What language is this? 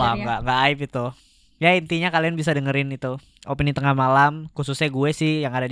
Indonesian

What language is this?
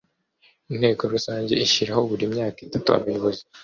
Kinyarwanda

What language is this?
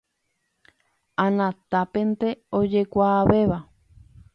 Guarani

